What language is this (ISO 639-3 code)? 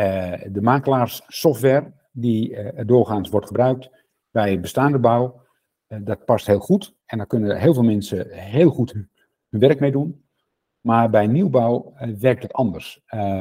nld